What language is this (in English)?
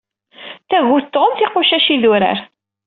Kabyle